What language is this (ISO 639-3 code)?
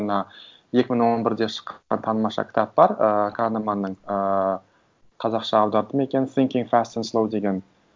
kaz